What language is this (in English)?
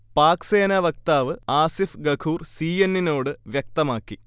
Malayalam